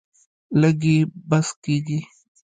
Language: Pashto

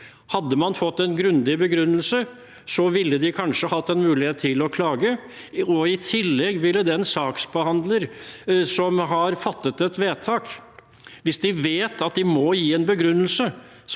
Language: Norwegian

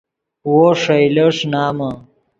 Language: Yidgha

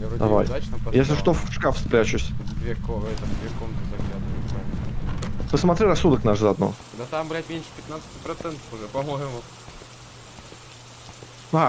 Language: Russian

